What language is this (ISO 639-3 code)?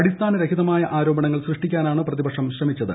mal